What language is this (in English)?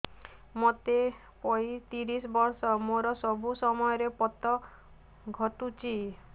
Odia